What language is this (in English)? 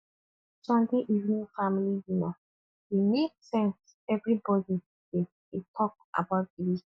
Nigerian Pidgin